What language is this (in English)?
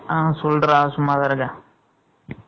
Tamil